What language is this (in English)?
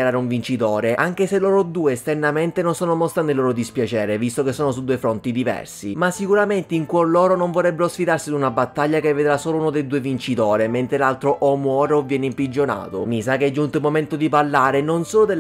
Italian